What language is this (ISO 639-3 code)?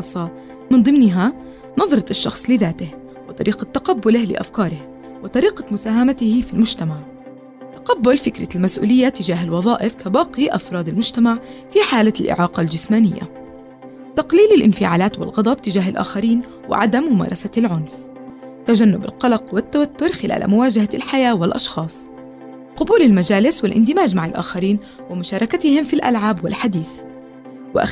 ara